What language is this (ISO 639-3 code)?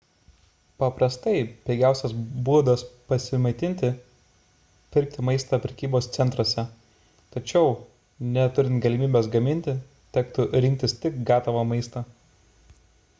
lit